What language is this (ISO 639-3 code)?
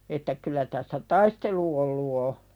fin